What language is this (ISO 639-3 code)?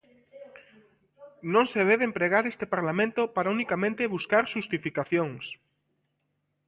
glg